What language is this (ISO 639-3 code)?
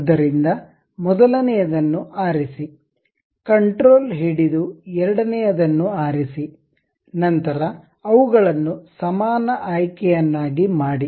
kan